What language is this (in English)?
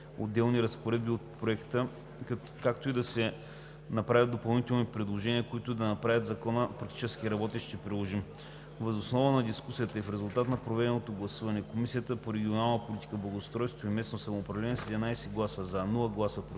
Bulgarian